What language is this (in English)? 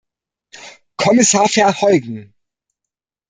German